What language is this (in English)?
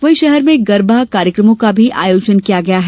Hindi